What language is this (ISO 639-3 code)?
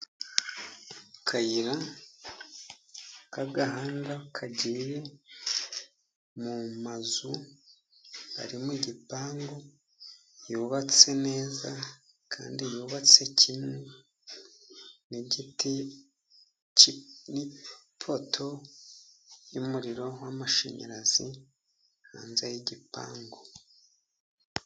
kin